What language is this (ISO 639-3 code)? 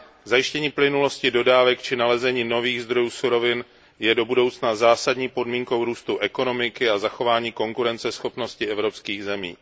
ces